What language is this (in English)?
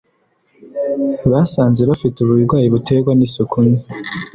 Kinyarwanda